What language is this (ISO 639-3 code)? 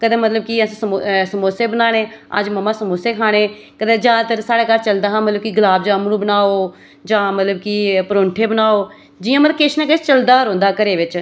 doi